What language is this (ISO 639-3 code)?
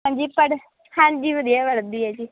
pan